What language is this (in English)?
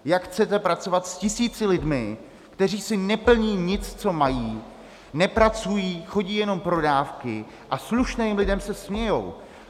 Czech